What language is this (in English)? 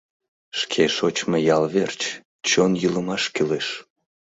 Mari